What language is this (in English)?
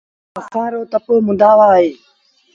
Sindhi Bhil